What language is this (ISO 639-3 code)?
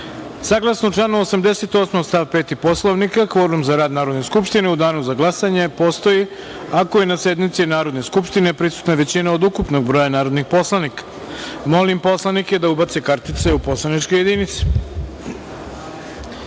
srp